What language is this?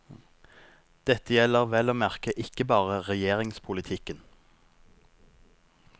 Norwegian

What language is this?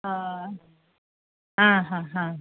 Konkani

